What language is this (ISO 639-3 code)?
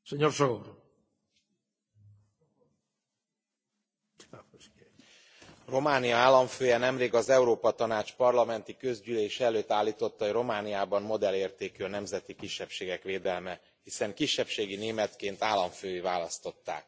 hun